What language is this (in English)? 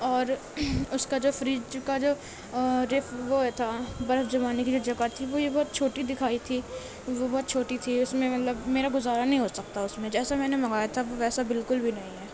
Urdu